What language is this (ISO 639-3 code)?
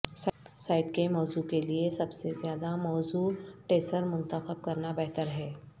urd